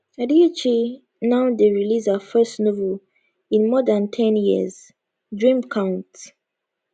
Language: Nigerian Pidgin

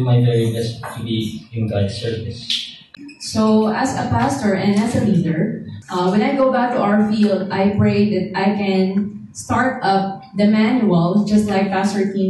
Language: Korean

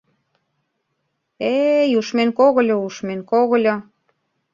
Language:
Mari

